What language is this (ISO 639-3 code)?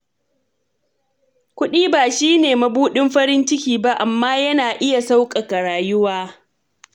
hau